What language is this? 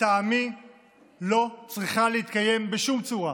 Hebrew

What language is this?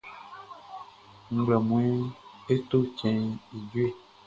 Baoulé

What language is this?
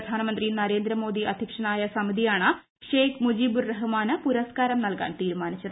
Malayalam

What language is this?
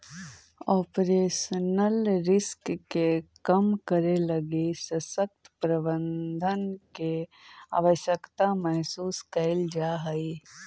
Magahi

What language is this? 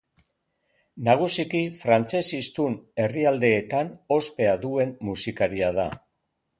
Basque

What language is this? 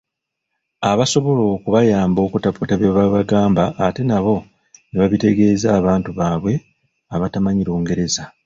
Ganda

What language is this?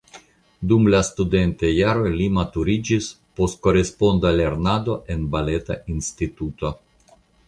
Esperanto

